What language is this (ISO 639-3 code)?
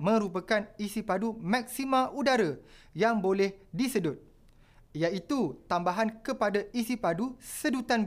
msa